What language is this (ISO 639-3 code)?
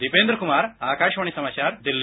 hin